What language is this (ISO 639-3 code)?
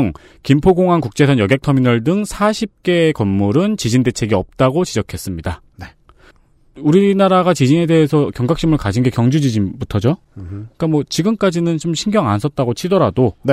kor